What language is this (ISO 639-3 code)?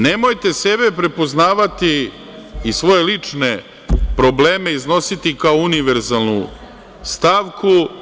srp